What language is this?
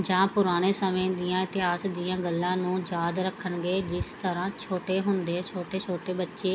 Punjabi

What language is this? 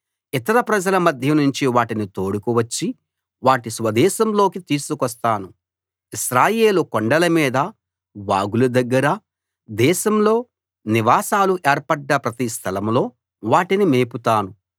Telugu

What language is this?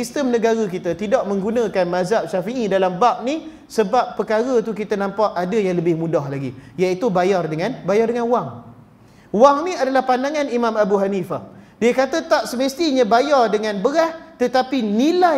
Malay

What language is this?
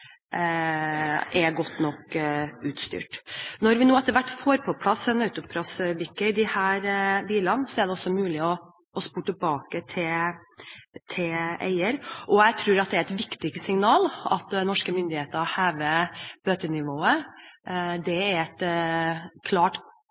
Norwegian Bokmål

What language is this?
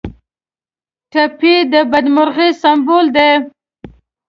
Pashto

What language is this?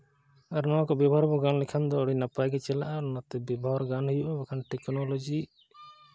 Santali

